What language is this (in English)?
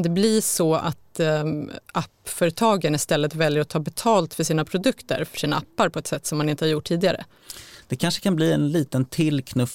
Swedish